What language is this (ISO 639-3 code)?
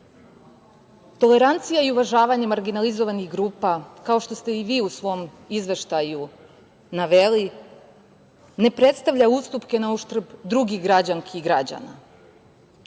srp